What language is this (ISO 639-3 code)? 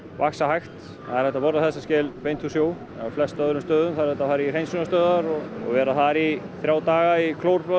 isl